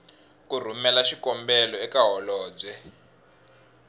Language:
Tsonga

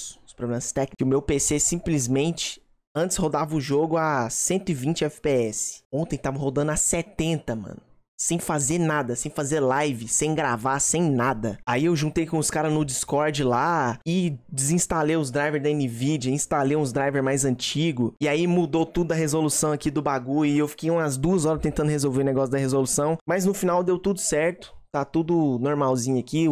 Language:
Portuguese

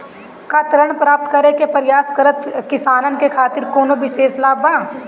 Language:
Bhojpuri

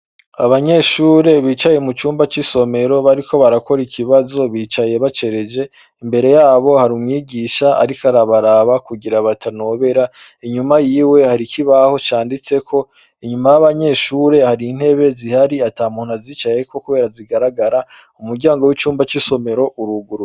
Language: Rundi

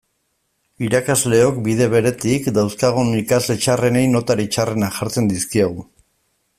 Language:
Basque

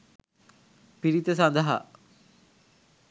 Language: Sinhala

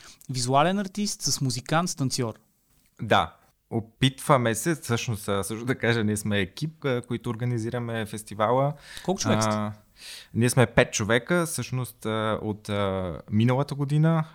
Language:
Bulgarian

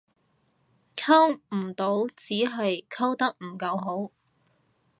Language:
Cantonese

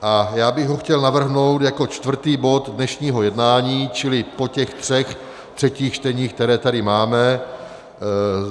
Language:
Czech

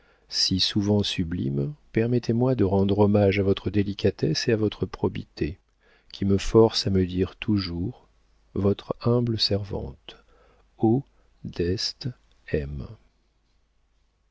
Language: French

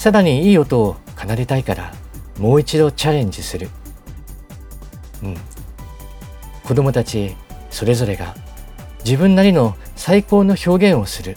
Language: Japanese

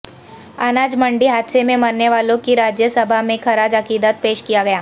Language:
Urdu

